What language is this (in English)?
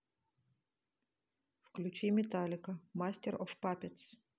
Russian